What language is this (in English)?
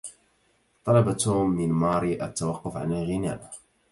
Arabic